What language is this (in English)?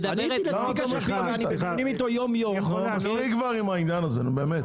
Hebrew